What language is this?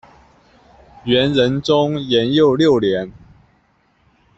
Chinese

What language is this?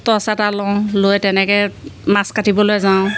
Assamese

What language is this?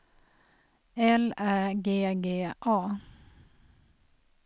Swedish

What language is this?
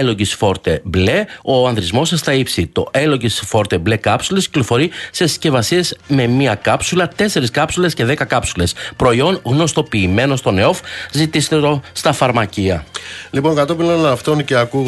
Greek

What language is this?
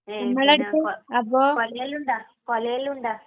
Malayalam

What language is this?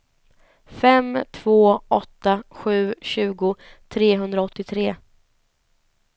Swedish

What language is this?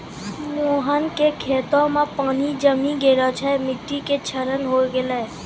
Maithili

